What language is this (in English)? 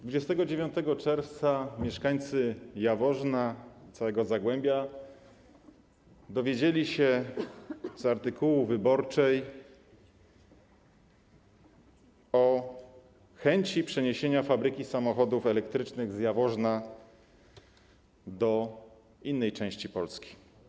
Polish